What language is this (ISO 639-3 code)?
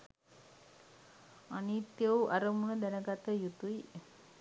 sin